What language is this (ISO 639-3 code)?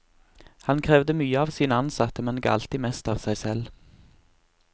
nor